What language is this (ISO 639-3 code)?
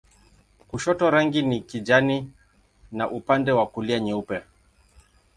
swa